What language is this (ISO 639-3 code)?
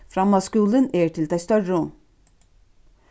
fao